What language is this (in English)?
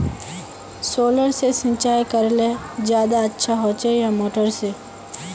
Magahi